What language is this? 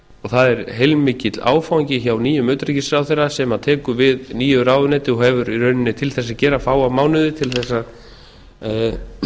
Icelandic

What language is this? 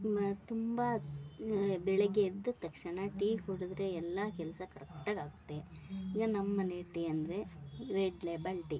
Kannada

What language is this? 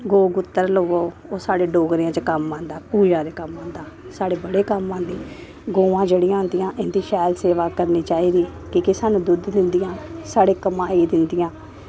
Dogri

